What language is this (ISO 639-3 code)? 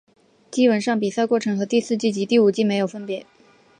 zho